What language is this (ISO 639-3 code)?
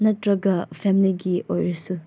mni